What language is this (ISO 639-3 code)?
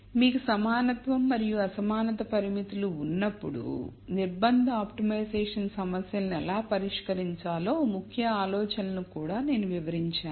tel